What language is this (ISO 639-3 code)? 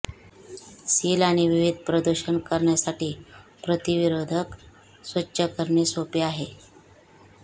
mar